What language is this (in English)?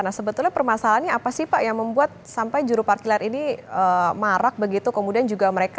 Indonesian